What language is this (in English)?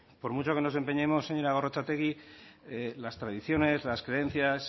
Spanish